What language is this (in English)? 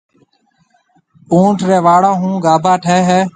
Marwari (Pakistan)